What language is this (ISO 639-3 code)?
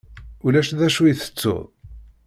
kab